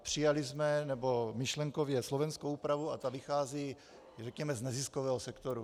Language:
Czech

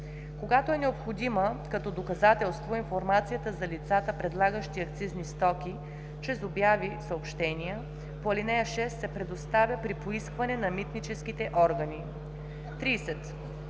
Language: Bulgarian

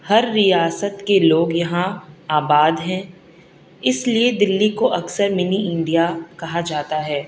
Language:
Urdu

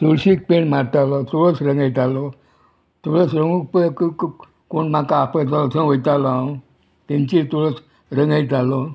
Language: Konkani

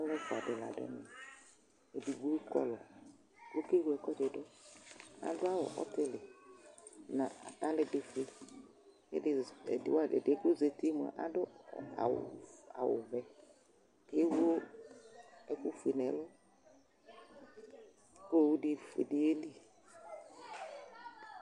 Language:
Ikposo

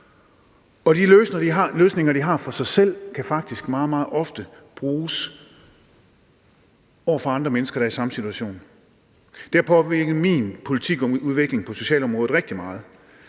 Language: Danish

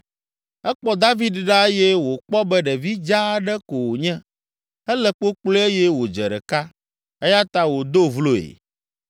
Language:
Ewe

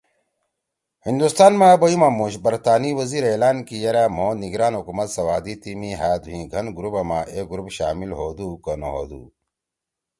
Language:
Torwali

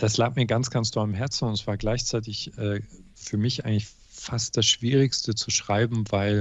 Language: German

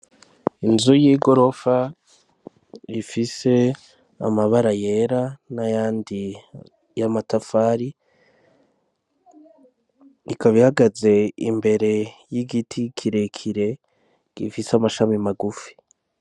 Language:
Rundi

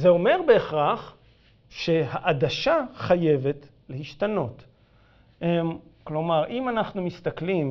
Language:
Hebrew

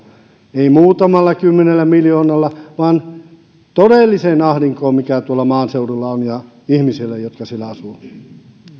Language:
Finnish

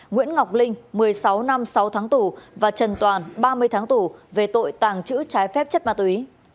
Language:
Vietnamese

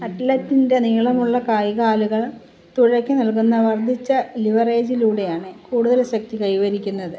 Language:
Malayalam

